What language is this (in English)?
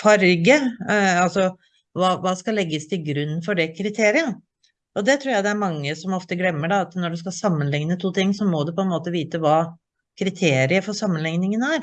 Norwegian